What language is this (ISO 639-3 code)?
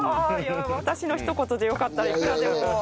jpn